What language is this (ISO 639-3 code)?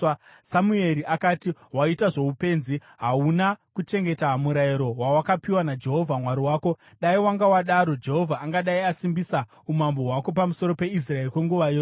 sna